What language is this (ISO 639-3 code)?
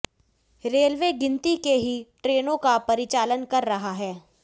hin